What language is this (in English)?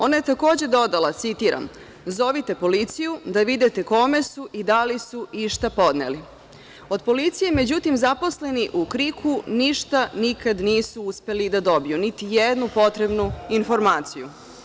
Serbian